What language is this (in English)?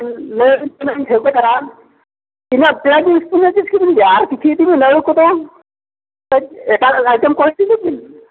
Santali